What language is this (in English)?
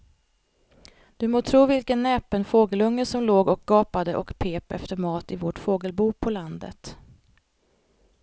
Swedish